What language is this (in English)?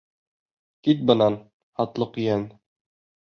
Bashkir